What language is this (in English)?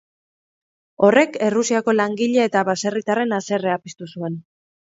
Basque